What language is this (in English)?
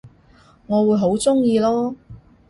Cantonese